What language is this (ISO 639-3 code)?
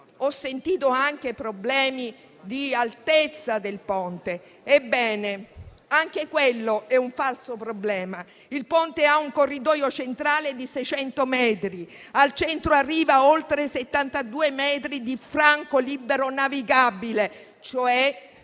ita